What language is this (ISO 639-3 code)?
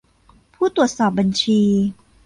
tha